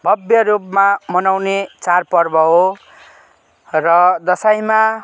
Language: Nepali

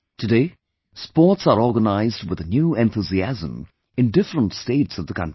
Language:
English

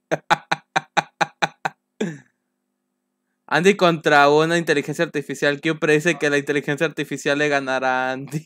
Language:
Spanish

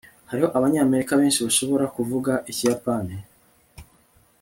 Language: Kinyarwanda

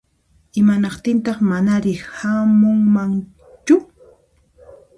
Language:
Puno Quechua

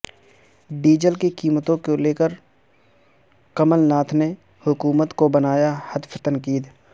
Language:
Urdu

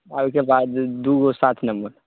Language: Maithili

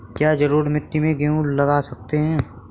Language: Hindi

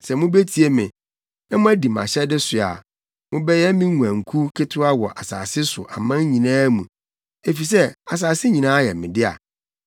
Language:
Akan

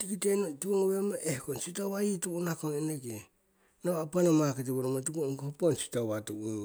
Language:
Siwai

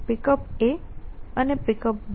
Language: Gujarati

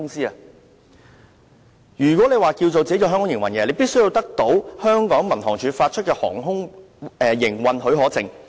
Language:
Cantonese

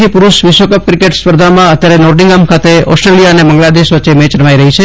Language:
Gujarati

